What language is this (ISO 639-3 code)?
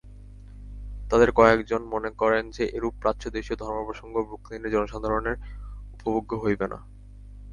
ben